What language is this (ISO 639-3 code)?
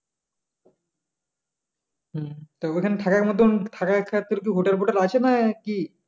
ben